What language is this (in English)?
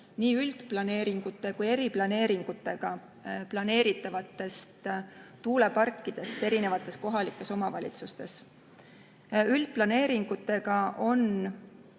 Estonian